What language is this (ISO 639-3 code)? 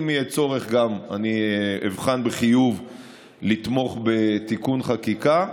heb